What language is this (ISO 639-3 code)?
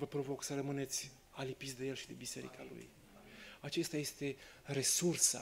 ron